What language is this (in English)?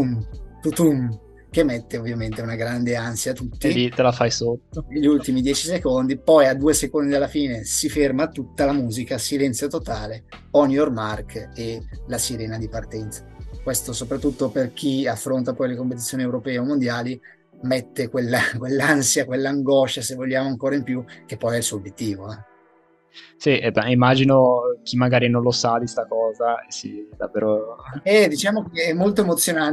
Italian